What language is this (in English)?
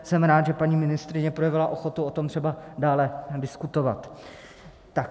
Czech